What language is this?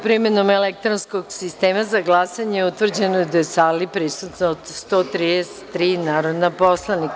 Serbian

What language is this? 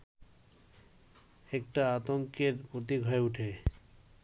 Bangla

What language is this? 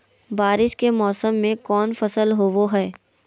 Magahi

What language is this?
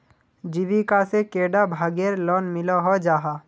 Magahi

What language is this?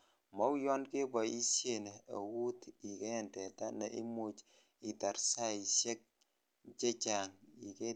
Kalenjin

